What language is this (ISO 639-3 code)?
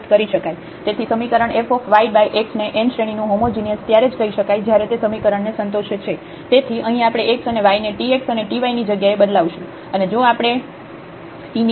guj